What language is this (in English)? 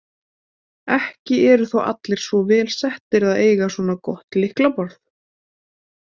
Icelandic